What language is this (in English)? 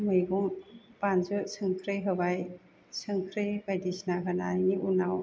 Bodo